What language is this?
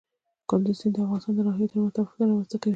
Pashto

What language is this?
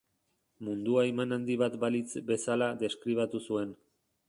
Basque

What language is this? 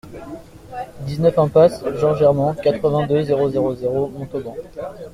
French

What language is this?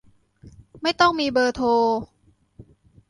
Thai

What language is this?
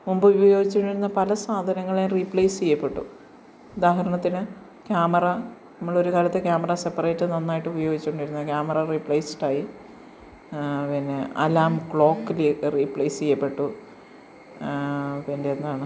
Malayalam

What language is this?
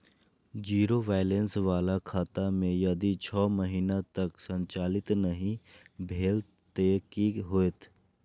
Maithili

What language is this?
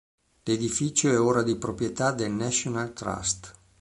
Italian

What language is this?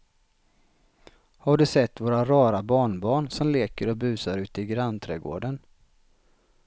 Swedish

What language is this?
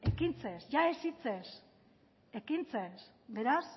Basque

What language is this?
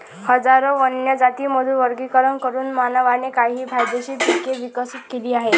Marathi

